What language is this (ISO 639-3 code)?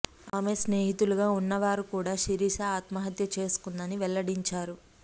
tel